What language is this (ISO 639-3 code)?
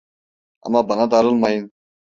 tur